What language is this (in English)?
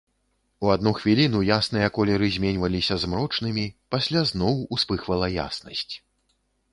Belarusian